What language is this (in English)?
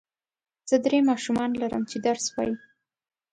Pashto